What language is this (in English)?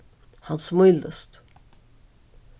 Faroese